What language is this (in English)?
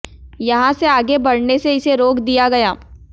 Hindi